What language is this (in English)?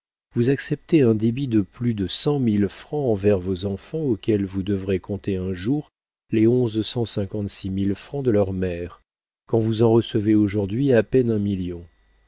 French